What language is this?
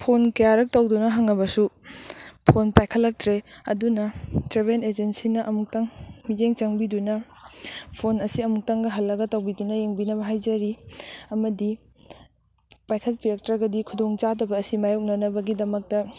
Manipuri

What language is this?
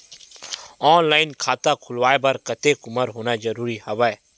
Chhattisgarhi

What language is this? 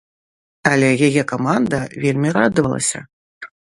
Belarusian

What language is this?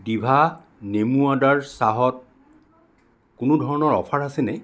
Assamese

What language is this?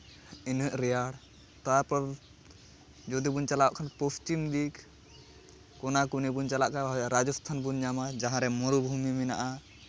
Santali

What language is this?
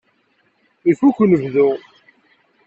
Kabyle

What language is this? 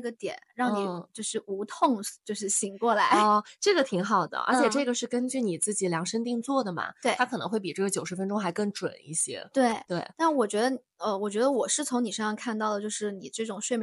Chinese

